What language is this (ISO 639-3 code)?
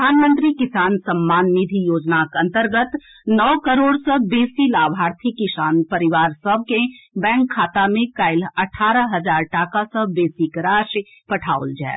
mai